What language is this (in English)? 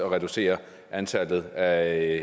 Danish